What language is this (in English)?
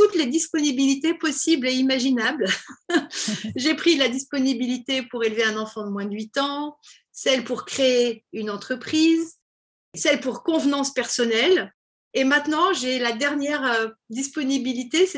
French